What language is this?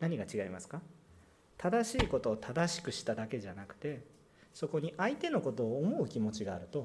Japanese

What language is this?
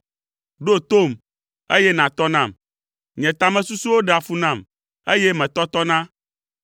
Ewe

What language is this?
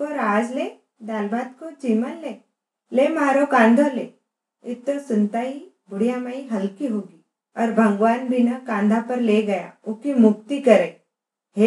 Hindi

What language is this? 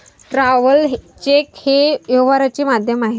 Marathi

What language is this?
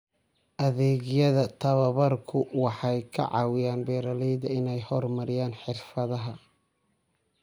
Somali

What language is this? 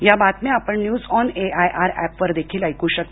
Marathi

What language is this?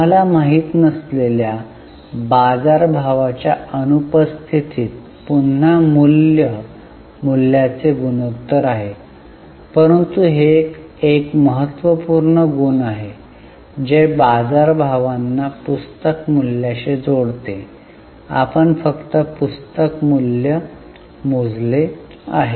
Marathi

